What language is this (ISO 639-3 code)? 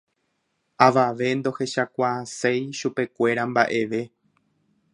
grn